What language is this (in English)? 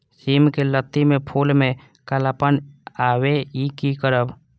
Maithili